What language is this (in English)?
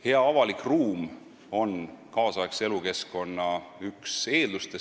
Estonian